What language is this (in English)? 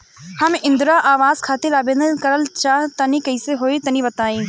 Bhojpuri